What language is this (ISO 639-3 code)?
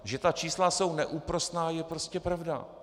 ces